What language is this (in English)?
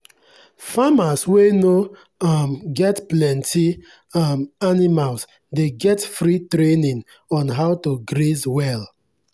Nigerian Pidgin